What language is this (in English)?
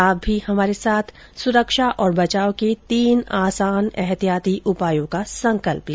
Hindi